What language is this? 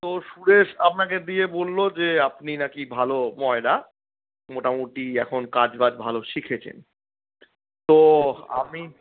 Bangla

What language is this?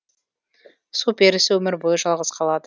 Kazakh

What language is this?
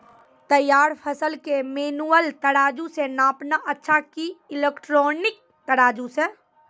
Maithili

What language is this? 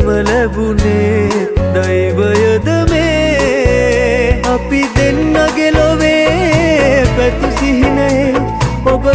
Sinhala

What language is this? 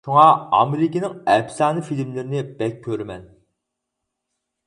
Uyghur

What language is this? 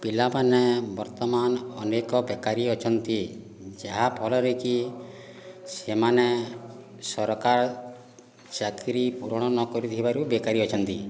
Odia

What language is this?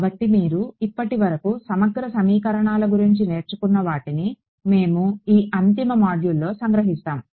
Telugu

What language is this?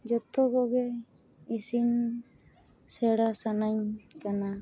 Santali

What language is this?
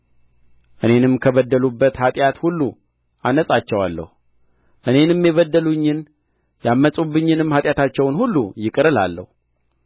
Amharic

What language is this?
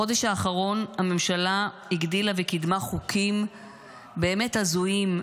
Hebrew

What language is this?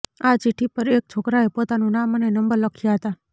Gujarati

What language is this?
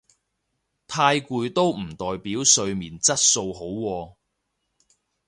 Cantonese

